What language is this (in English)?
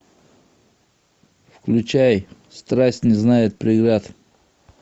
Russian